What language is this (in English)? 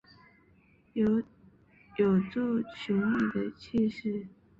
Chinese